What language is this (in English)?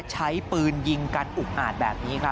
Thai